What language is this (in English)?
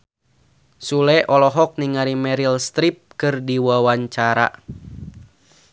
Sundanese